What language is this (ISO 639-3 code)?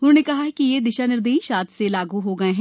hin